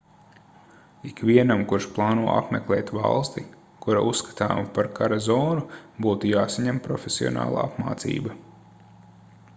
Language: Latvian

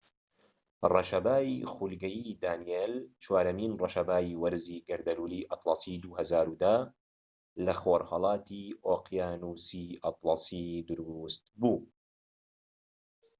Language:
Central Kurdish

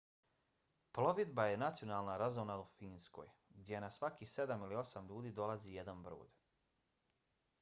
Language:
Bosnian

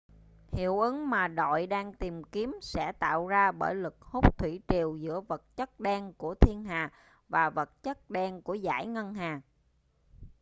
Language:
Vietnamese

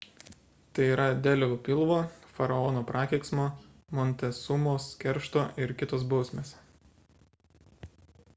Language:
Lithuanian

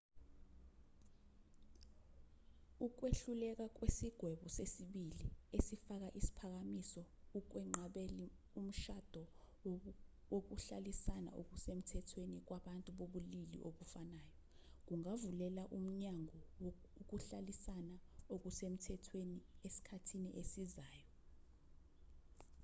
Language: Zulu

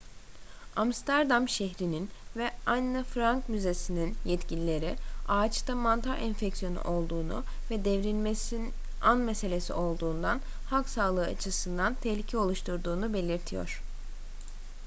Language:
Turkish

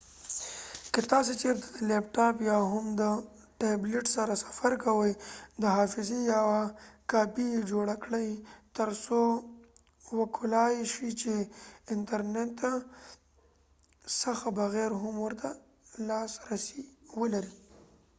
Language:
Pashto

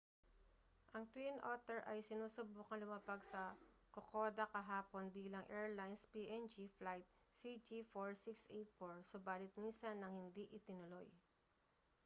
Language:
Filipino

